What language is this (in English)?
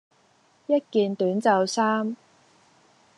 Cantonese